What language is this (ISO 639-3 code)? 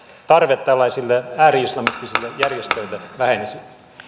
fin